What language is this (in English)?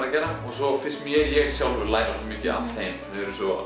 Icelandic